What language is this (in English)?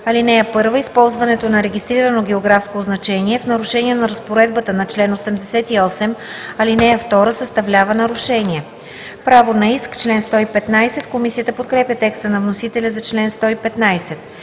Bulgarian